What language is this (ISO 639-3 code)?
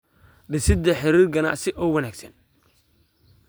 som